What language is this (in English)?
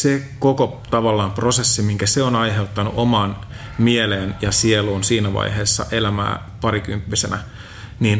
Finnish